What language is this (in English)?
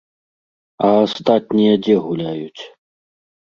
Belarusian